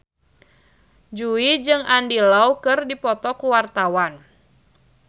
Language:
Sundanese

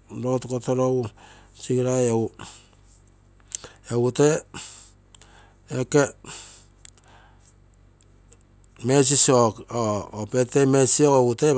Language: Terei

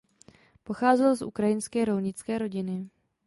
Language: Czech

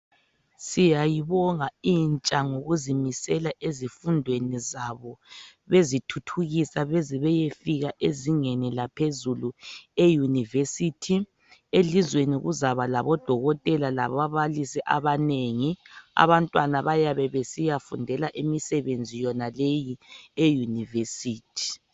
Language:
North Ndebele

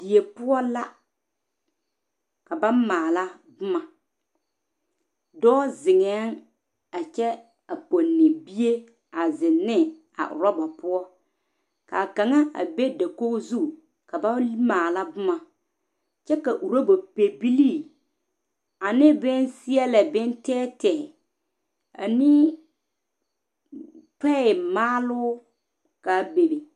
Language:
Southern Dagaare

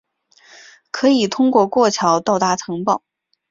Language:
Chinese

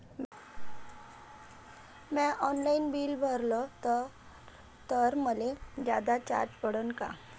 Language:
Marathi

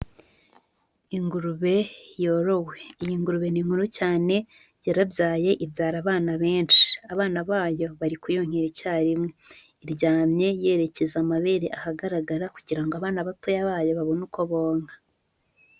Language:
Kinyarwanda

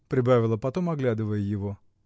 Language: Russian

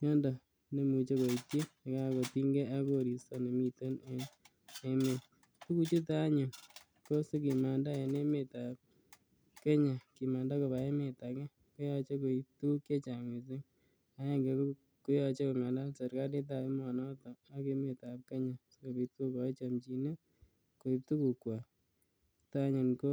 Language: Kalenjin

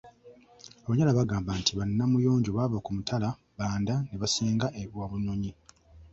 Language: Ganda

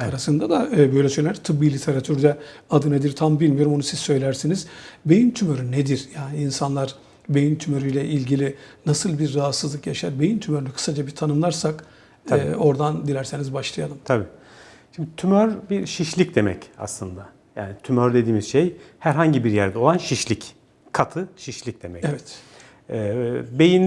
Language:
Turkish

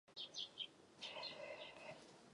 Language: Czech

